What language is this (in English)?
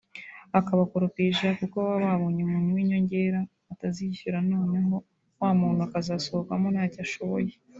Kinyarwanda